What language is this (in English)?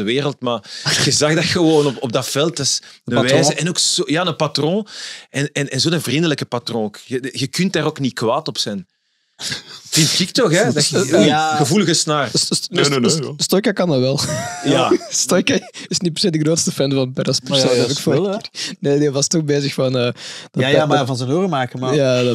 Dutch